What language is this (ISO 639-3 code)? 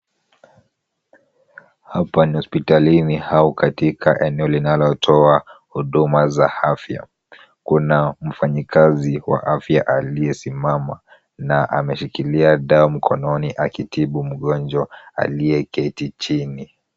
swa